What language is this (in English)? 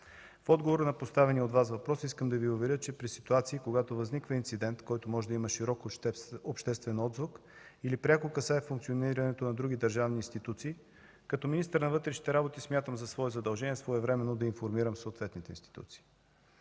Bulgarian